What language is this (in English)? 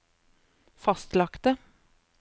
Norwegian